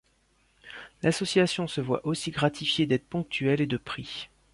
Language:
French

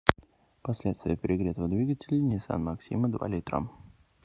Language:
Russian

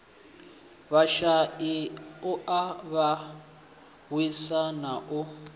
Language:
Venda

